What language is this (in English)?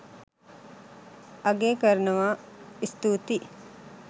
Sinhala